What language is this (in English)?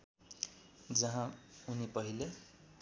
Nepali